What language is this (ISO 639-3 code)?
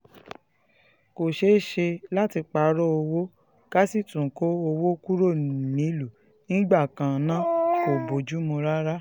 yor